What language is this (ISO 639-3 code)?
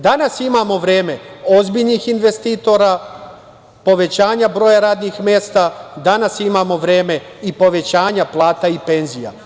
srp